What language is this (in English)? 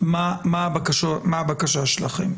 Hebrew